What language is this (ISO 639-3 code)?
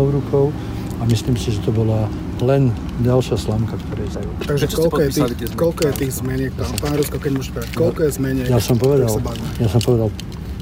slk